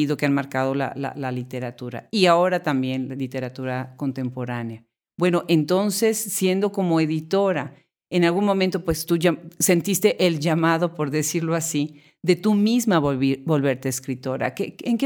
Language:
Spanish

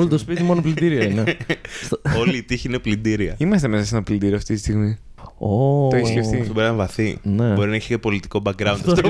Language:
Greek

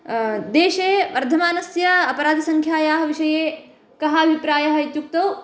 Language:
Sanskrit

